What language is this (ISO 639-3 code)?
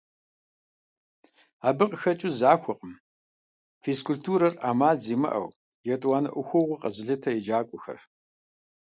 kbd